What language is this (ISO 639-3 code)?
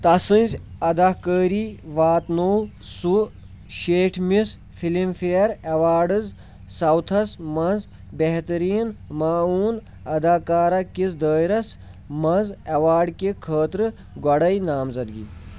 kas